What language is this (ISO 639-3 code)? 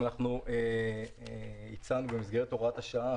heb